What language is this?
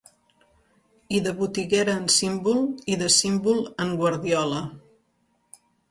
Catalan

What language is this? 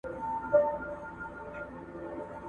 Pashto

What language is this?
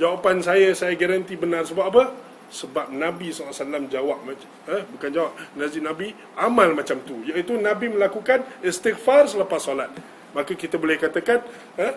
Malay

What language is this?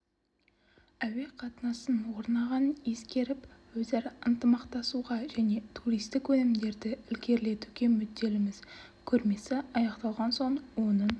Kazakh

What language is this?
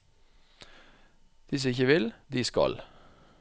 Norwegian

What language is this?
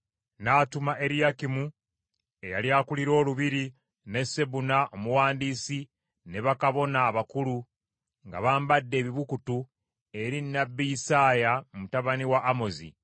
Ganda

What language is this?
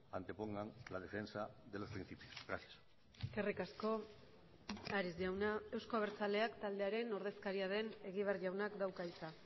Basque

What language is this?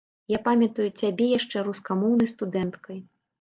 Belarusian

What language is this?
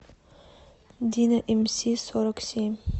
Russian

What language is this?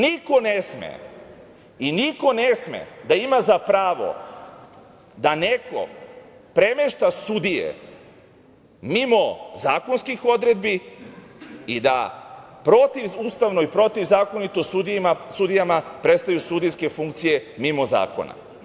Serbian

